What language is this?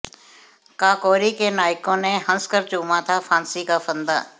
Hindi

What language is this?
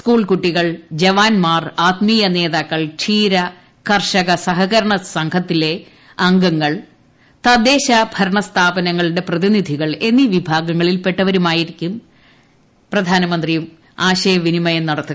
Malayalam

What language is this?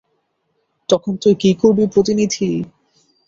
Bangla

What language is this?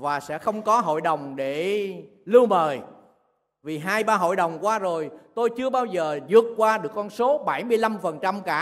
Vietnamese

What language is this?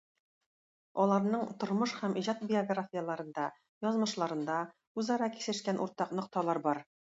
Tatar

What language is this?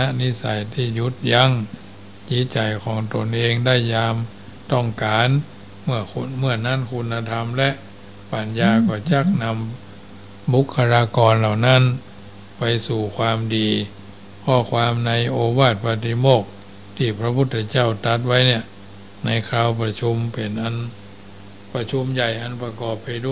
Thai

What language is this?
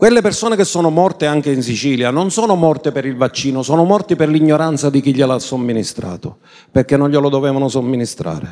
Italian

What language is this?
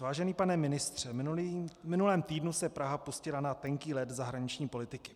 Czech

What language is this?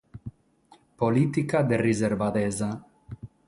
Sardinian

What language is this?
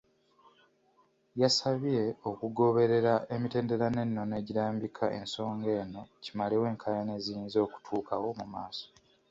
Ganda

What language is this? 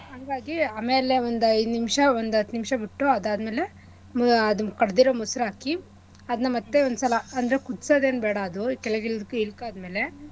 Kannada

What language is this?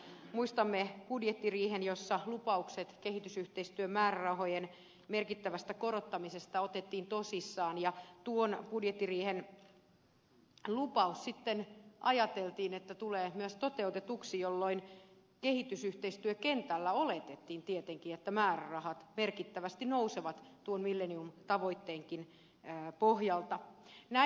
Finnish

